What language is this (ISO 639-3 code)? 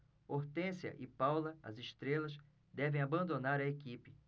por